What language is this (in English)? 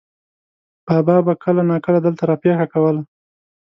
Pashto